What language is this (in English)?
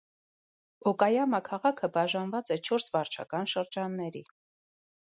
Armenian